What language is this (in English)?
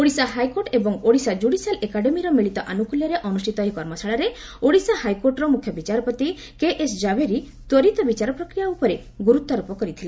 Odia